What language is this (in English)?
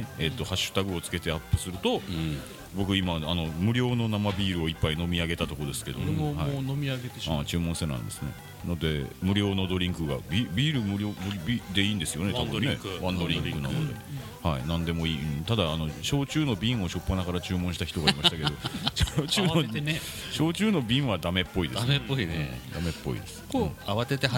Japanese